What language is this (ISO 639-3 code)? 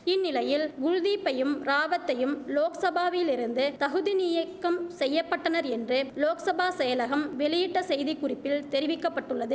tam